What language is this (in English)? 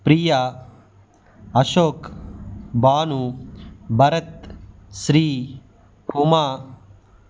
Telugu